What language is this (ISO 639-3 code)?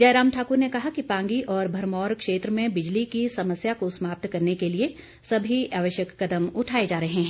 hin